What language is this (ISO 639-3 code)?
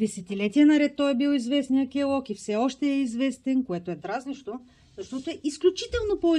bul